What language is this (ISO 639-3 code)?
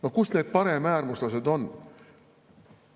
est